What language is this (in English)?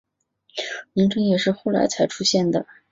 Chinese